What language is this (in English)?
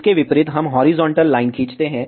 Hindi